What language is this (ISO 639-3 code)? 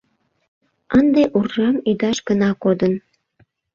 chm